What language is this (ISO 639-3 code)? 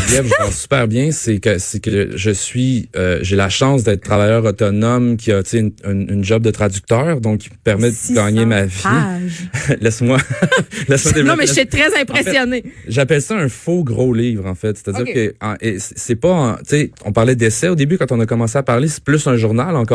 fra